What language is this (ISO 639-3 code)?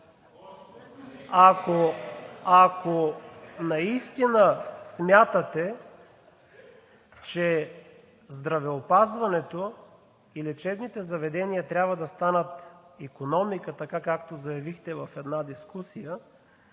bul